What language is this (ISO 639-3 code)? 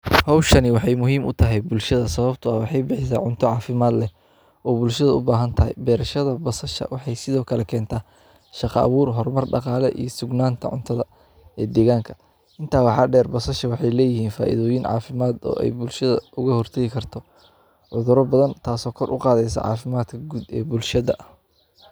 som